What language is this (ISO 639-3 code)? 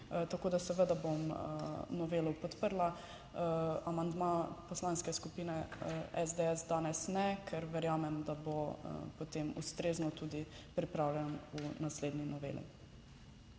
slv